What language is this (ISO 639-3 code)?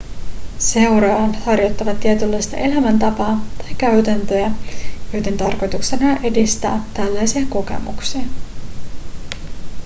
fin